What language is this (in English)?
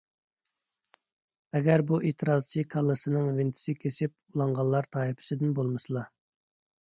Uyghur